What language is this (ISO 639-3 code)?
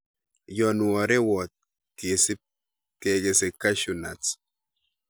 kln